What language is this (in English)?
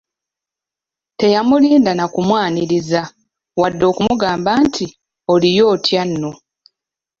Ganda